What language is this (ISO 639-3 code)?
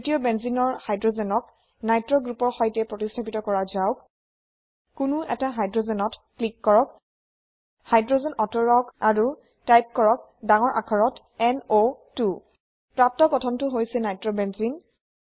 asm